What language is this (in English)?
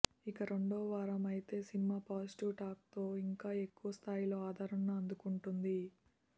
Telugu